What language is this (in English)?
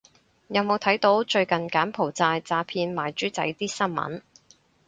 Cantonese